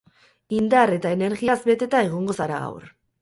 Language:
Basque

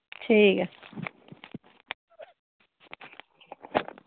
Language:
Dogri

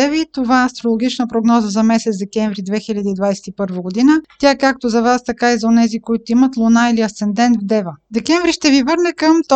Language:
Bulgarian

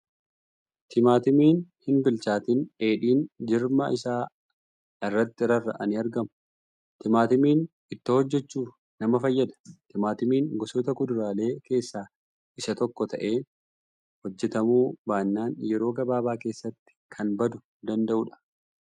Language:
Oromo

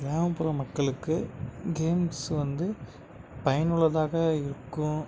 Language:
Tamil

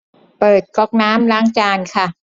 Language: Thai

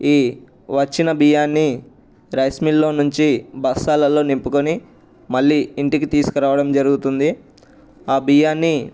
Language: Telugu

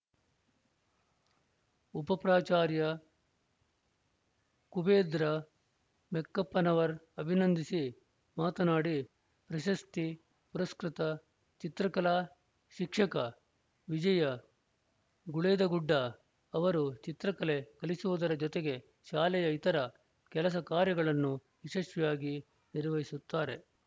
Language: Kannada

